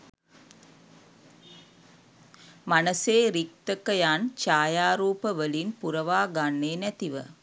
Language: Sinhala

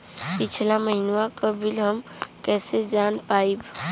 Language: Bhojpuri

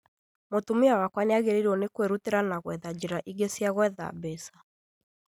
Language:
Kikuyu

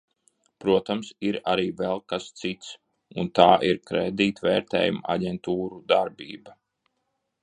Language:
Latvian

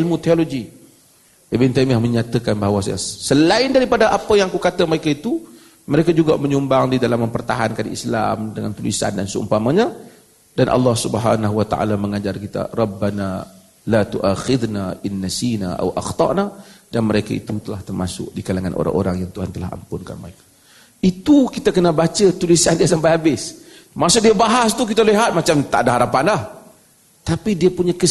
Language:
Malay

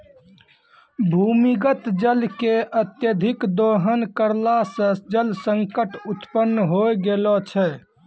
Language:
Maithili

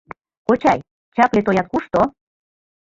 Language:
Mari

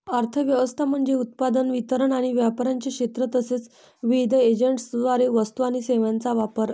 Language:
Marathi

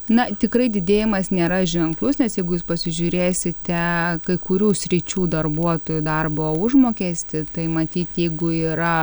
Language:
Lithuanian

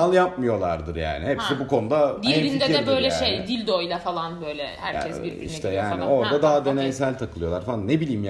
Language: Turkish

